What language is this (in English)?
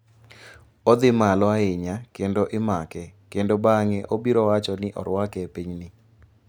Luo (Kenya and Tanzania)